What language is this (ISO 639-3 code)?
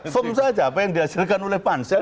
ind